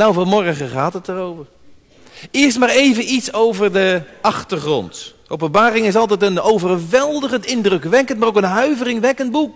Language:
Dutch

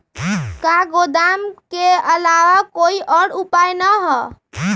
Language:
Magahi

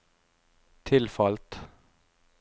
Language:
Norwegian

